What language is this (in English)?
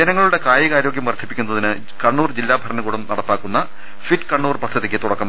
Malayalam